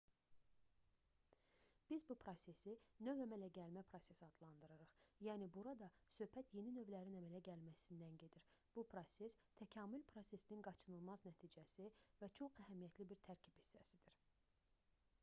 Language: Azerbaijani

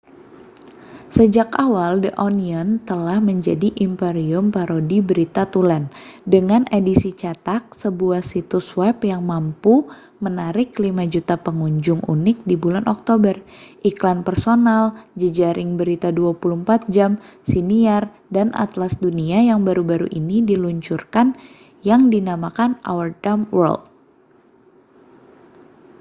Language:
Indonesian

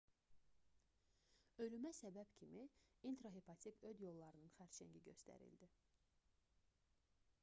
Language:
Azerbaijani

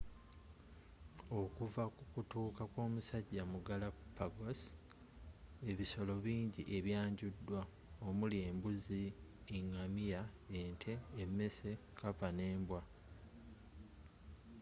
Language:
Ganda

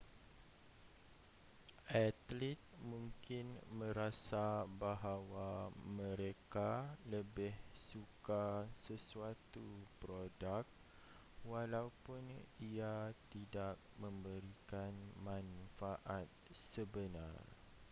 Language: Malay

